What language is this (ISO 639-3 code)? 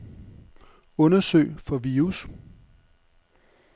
dan